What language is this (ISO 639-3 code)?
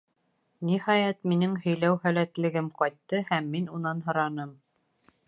bak